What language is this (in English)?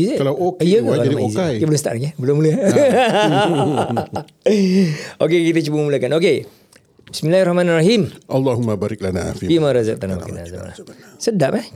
Malay